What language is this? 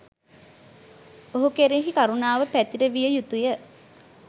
Sinhala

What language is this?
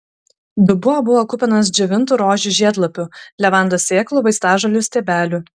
Lithuanian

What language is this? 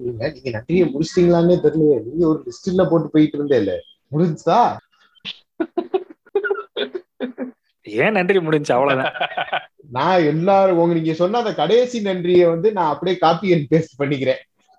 Tamil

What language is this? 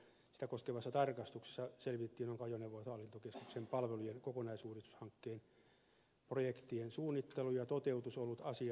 Finnish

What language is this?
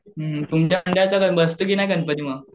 Marathi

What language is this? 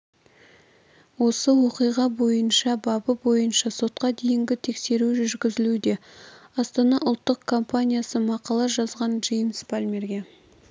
Kazakh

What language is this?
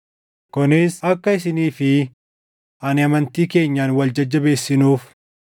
Oromo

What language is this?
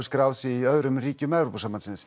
Icelandic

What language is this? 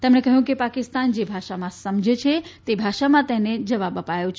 Gujarati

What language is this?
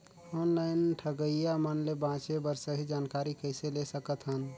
Chhattisgarhi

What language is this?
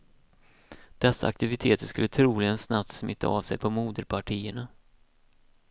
Swedish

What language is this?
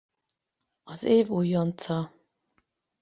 Hungarian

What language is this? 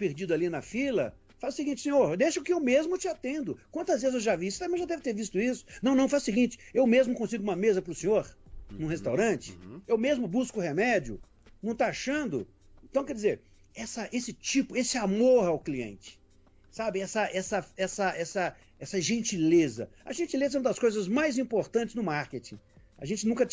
Portuguese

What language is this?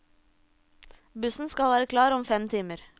Norwegian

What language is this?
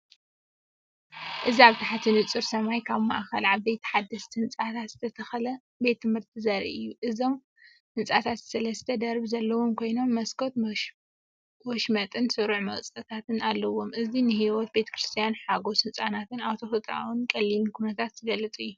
Tigrinya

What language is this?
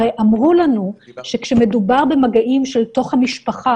Hebrew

